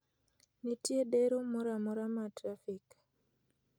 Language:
Luo (Kenya and Tanzania)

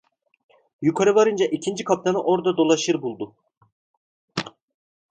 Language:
Turkish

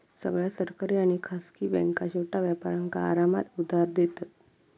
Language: Marathi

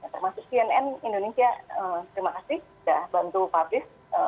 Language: Indonesian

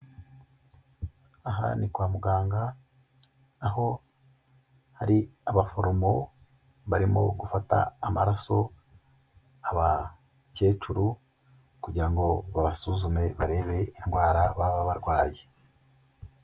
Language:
Kinyarwanda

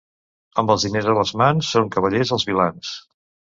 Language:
Catalan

